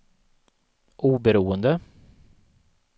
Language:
Swedish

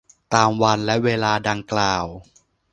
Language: Thai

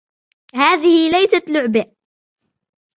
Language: Arabic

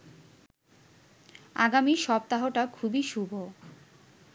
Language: Bangla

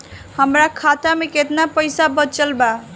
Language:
Bhojpuri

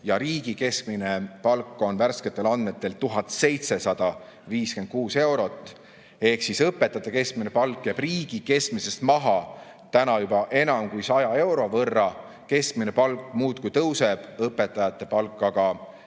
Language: Estonian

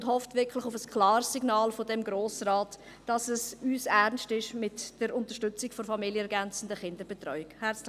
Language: Swiss German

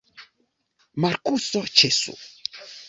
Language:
Esperanto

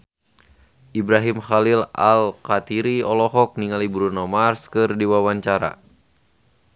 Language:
Sundanese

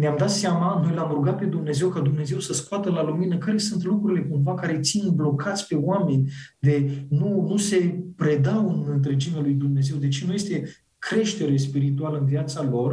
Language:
Romanian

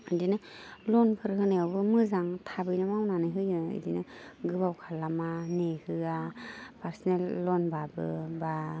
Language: Bodo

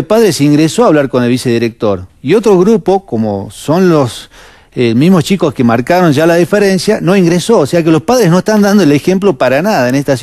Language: Spanish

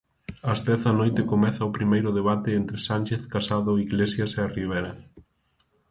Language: Galician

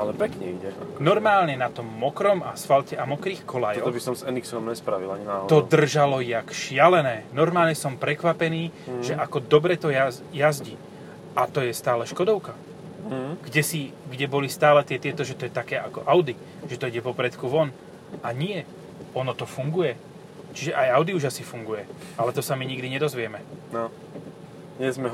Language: Slovak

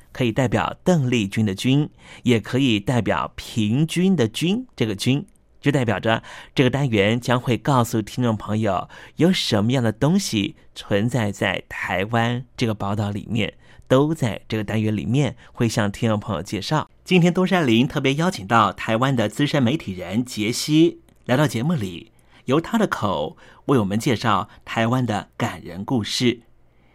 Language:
Chinese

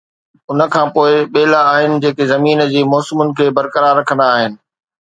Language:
Sindhi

